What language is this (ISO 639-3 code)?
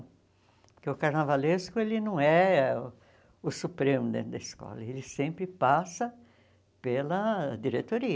por